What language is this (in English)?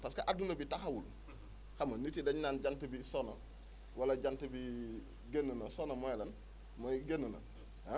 Wolof